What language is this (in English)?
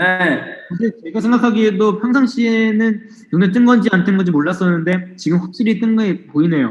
Korean